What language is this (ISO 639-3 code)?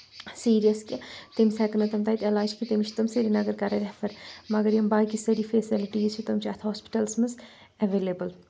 kas